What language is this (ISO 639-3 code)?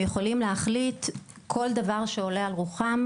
heb